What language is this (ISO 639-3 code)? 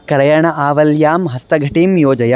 san